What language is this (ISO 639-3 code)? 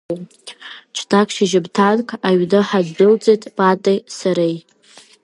abk